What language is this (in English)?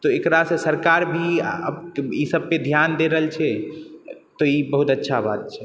Maithili